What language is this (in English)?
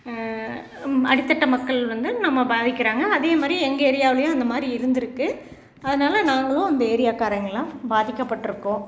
Tamil